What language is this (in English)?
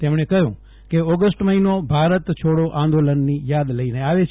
Gujarati